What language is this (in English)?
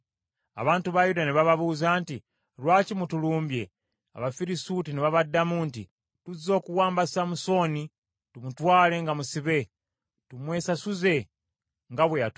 Ganda